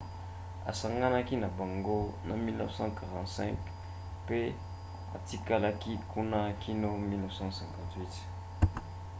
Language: Lingala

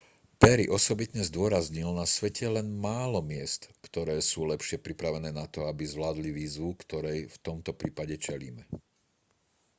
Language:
Slovak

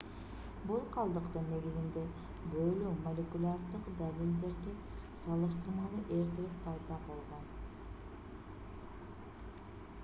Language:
Kyrgyz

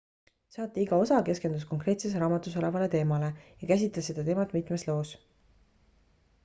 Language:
Estonian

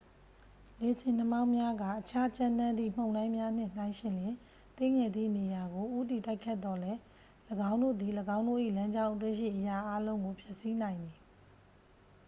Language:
Burmese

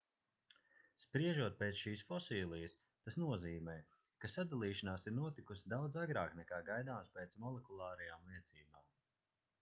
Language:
Latvian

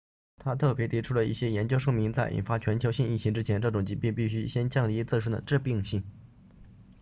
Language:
Chinese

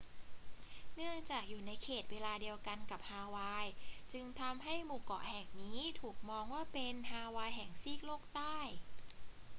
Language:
Thai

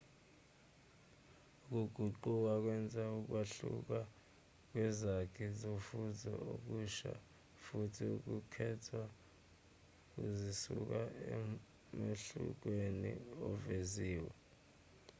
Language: Zulu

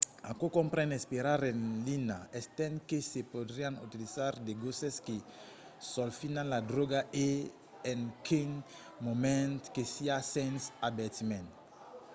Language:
Occitan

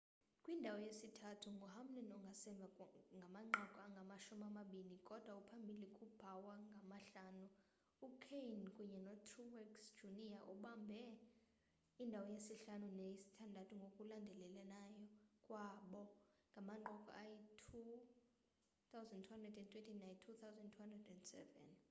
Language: Xhosa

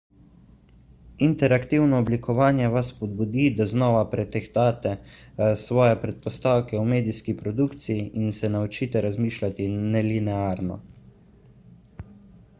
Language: Slovenian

